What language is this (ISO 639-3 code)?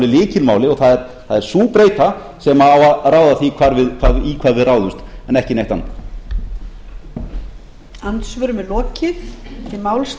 isl